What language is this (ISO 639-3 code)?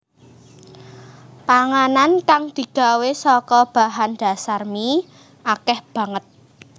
jav